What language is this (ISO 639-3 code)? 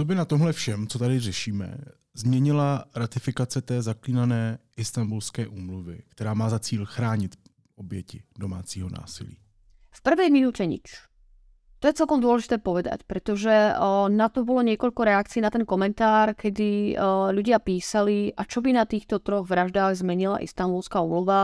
ces